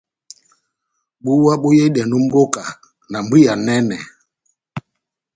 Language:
Batanga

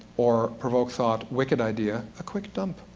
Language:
English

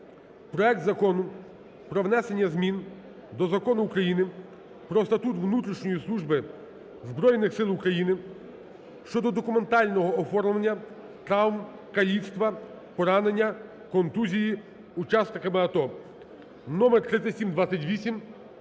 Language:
Ukrainian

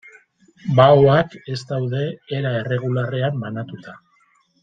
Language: Basque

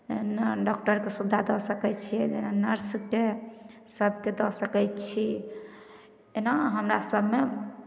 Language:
Maithili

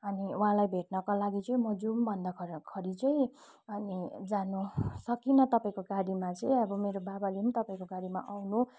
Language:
Nepali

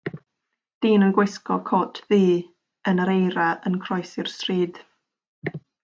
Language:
Welsh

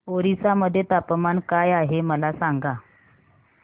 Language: Marathi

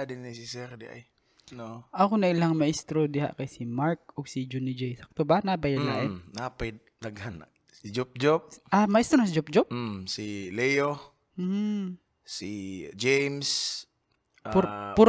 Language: Filipino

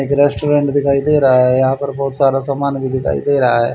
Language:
Hindi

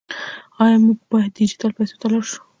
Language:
Pashto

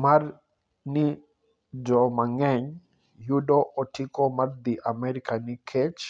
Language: Luo (Kenya and Tanzania)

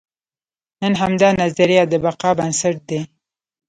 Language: Pashto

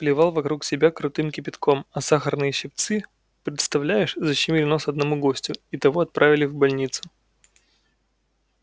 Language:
Russian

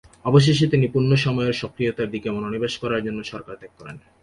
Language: Bangla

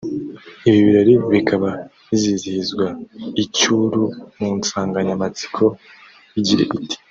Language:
Kinyarwanda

